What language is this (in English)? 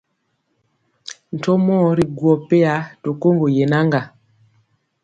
Mpiemo